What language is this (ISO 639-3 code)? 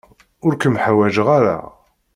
kab